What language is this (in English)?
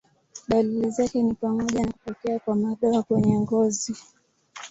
Swahili